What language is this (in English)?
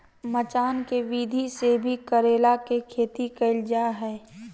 Magahi